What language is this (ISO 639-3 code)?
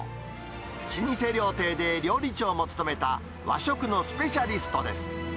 jpn